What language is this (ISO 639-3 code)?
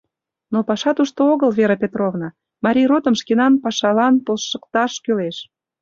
chm